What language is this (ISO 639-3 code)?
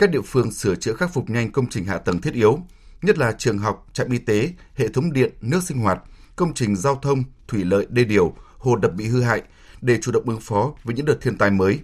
vie